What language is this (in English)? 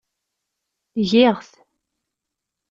Kabyle